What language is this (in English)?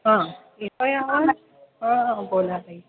Marathi